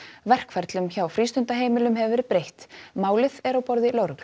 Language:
Icelandic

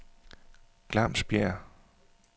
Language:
Danish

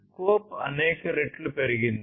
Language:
Telugu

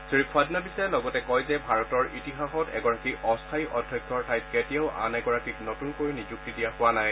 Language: Assamese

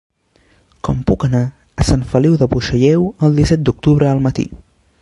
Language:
Catalan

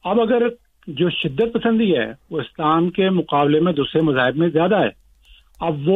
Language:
Urdu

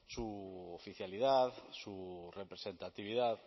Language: Spanish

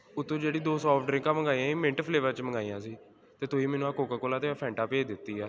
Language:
Punjabi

